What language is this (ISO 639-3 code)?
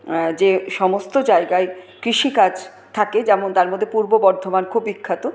ben